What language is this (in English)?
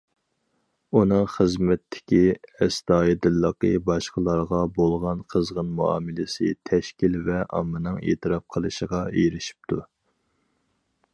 Uyghur